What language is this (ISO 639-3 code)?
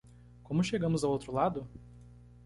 por